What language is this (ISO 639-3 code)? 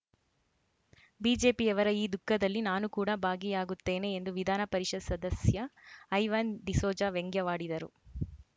kan